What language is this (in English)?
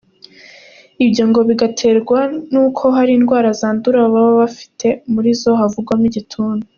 Kinyarwanda